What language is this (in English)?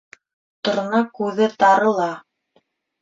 Bashkir